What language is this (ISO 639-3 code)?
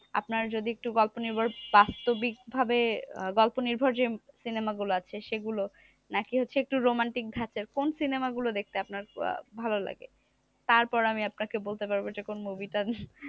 ben